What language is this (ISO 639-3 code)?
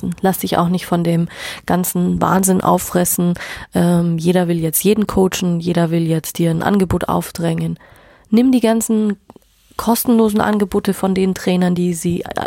deu